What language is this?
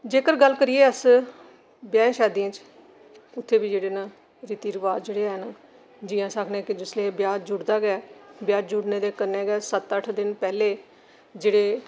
Dogri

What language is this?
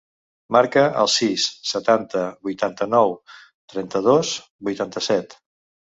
Catalan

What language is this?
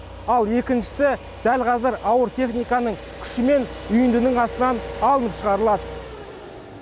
Kazakh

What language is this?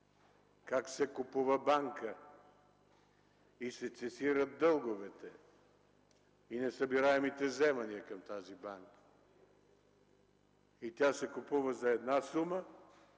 Bulgarian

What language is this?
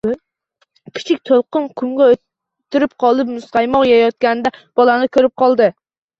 Uzbek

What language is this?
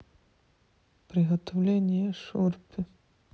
Russian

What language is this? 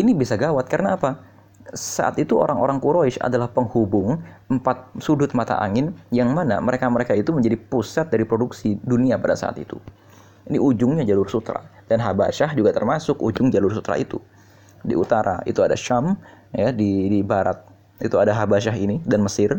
Indonesian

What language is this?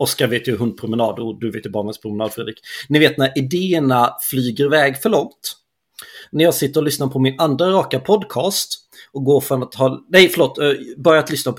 Swedish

